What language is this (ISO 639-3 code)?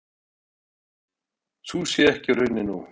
isl